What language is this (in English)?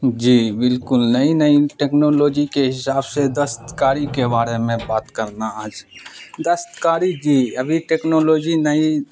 Urdu